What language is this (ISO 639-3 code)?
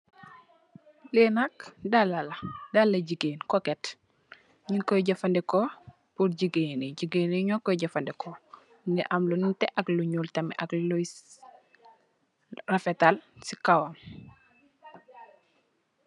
wol